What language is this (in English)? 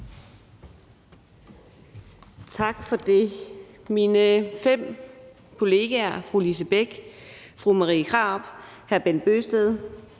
Danish